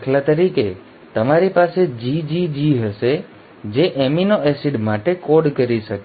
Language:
Gujarati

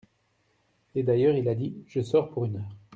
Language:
French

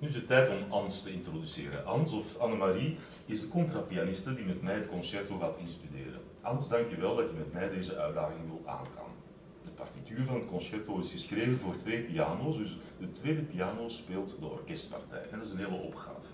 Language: Dutch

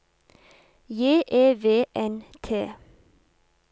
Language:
Norwegian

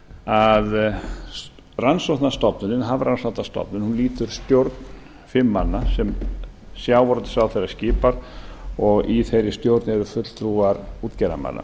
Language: Icelandic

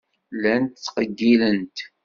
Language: Kabyle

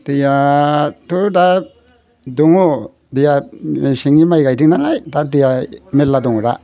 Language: Bodo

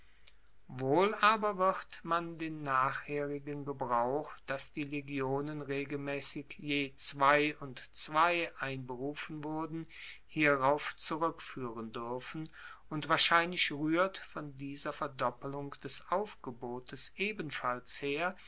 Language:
German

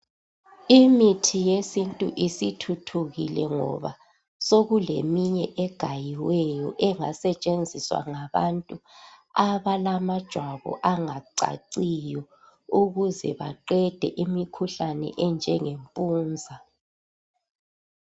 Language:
North Ndebele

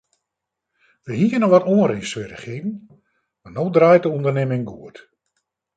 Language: Western Frisian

